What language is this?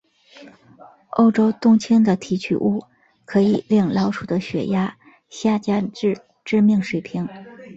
Chinese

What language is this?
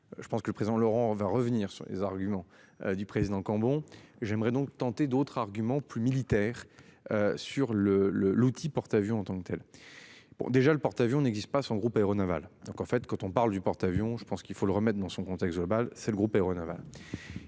French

